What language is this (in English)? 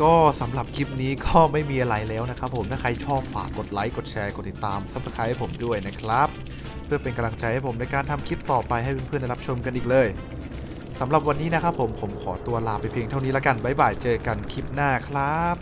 Thai